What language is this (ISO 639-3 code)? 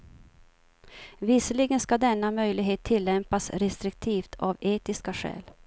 swe